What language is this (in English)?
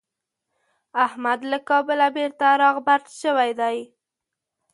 Pashto